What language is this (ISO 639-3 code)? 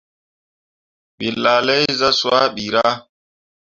mua